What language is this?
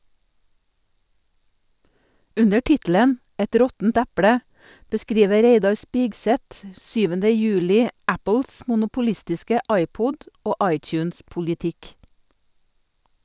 Norwegian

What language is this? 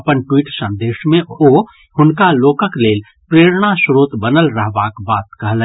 Maithili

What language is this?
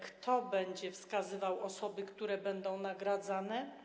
Polish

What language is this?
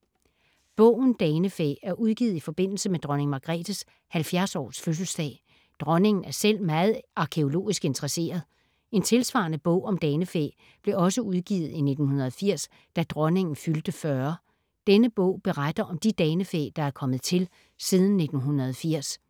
Danish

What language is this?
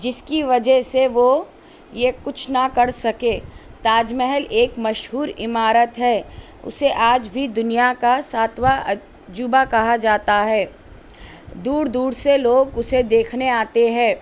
Urdu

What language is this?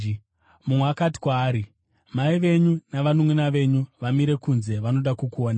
Shona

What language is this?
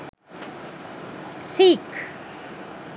Sinhala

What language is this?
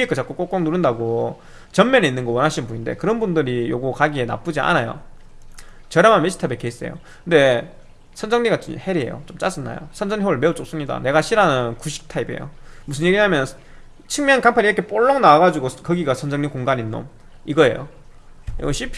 Korean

